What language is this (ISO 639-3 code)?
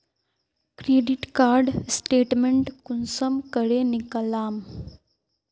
mag